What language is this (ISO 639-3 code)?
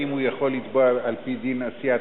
heb